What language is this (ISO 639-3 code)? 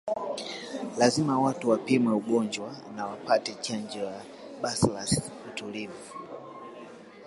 swa